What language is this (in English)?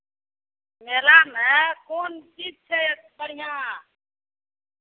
Maithili